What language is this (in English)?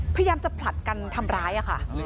Thai